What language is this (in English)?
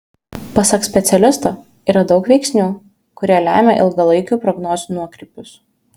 Lithuanian